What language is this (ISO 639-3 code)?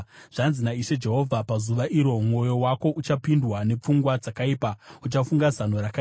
sna